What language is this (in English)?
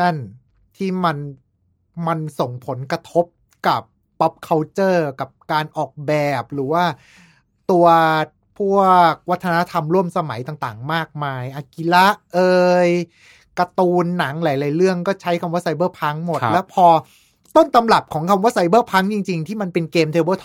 Thai